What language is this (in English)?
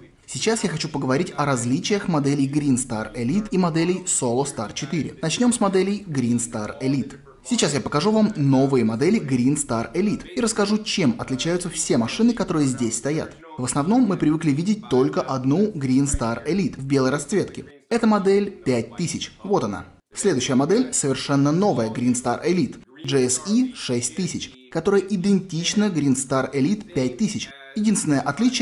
Russian